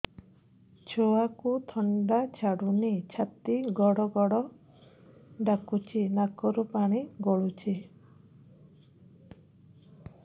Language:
Odia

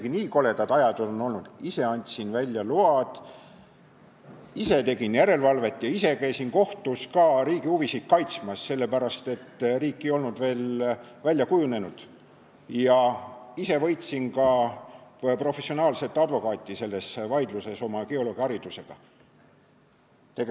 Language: Estonian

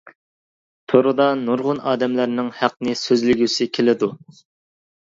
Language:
Uyghur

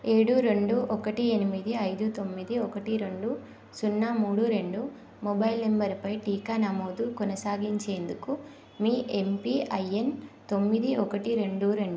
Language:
Telugu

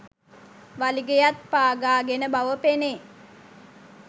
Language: Sinhala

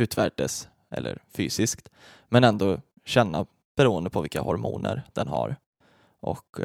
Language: Swedish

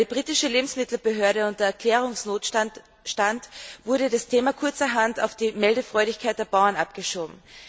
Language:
German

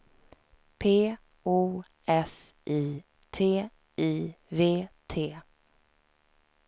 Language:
Swedish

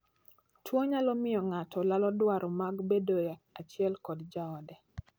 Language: Luo (Kenya and Tanzania)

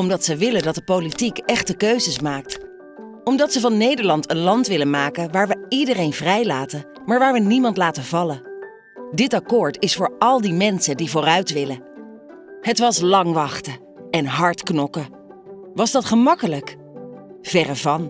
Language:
Dutch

